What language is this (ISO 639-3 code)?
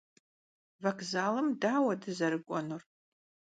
kbd